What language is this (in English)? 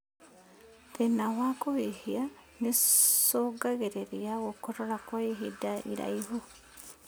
Kikuyu